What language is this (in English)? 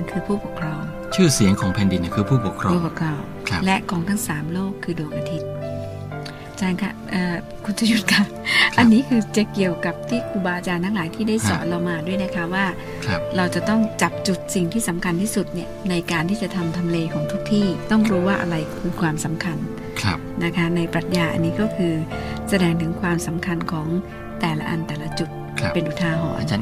Thai